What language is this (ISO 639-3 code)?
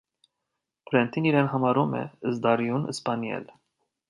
hye